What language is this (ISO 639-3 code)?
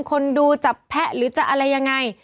tha